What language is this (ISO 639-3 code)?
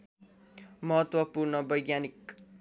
nep